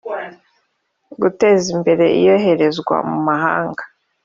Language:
Kinyarwanda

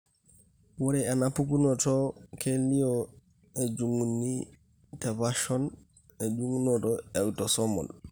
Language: Masai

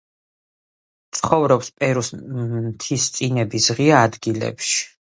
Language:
Georgian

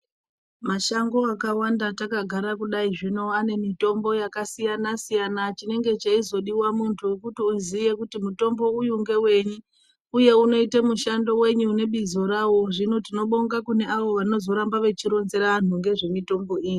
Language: Ndau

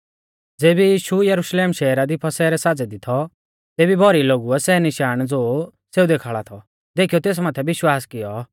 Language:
Mahasu Pahari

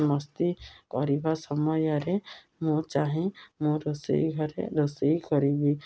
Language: Odia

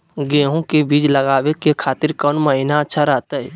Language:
Magahi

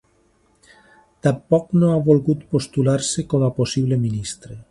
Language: Catalan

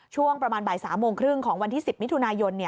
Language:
Thai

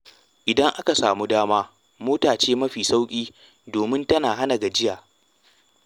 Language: Hausa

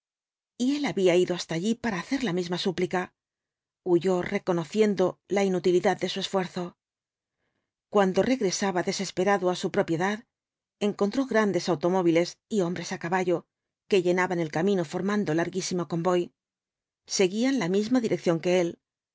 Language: Spanish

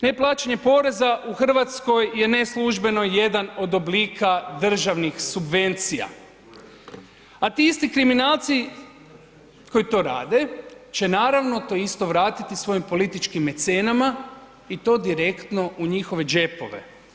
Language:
Croatian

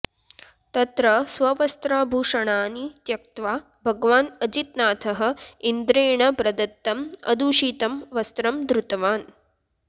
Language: Sanskrit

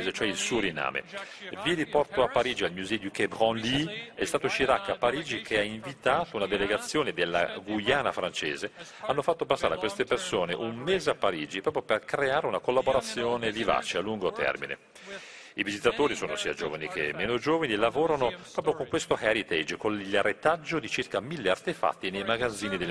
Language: Italian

